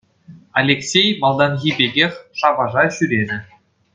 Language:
Chuvash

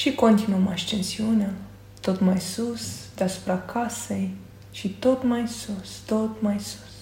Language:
Romanian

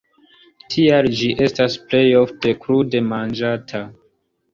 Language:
Esperanto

